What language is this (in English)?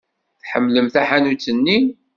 Kabyle